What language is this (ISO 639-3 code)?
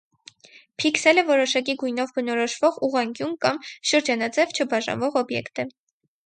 hye